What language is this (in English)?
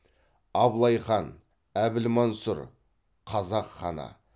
Kazakh